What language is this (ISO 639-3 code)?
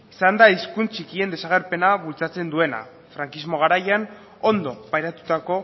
eus